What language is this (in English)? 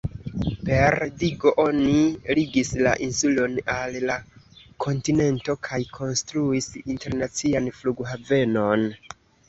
Esperanto